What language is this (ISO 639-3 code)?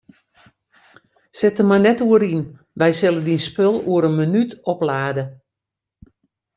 fry